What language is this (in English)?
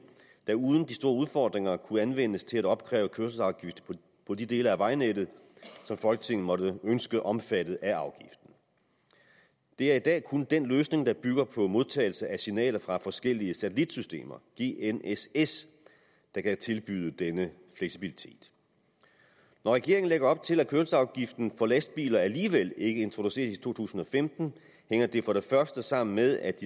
Danish